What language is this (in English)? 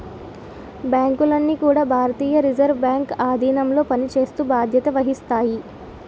Telugu